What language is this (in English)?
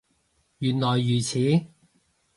Cantonese